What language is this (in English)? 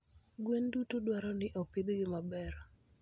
Luo (Kenya and Tanzania)